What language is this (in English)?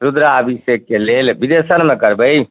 Maithili